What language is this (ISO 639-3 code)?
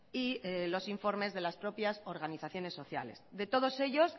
spa